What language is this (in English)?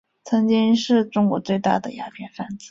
Chinese